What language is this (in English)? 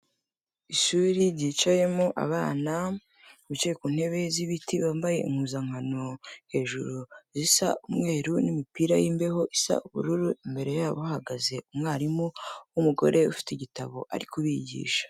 Kinyarwanda